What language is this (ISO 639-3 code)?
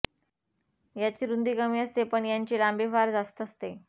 mar